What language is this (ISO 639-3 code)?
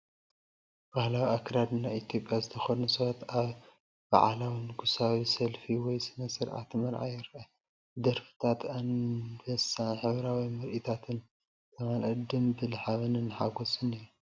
tir